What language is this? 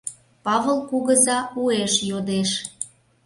Mari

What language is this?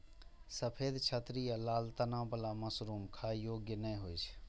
Maithili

